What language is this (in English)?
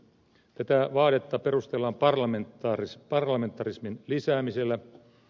Finnish